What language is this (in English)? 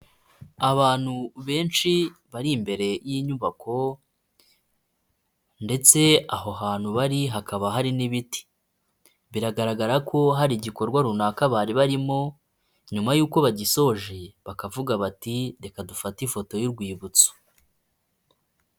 Kinyarwanda